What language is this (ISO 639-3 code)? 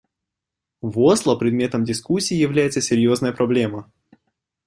rus